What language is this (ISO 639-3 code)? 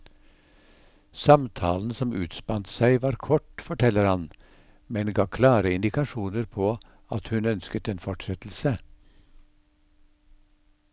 nor